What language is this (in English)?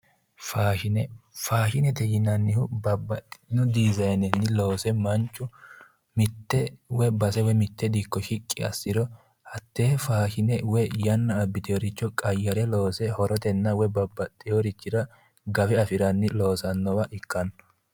Sidamo